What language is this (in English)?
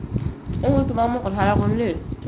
Assamese